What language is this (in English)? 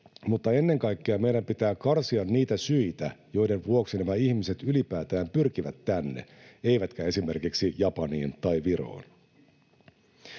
Finnish